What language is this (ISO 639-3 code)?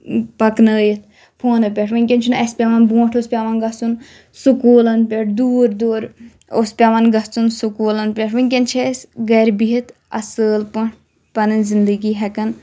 kas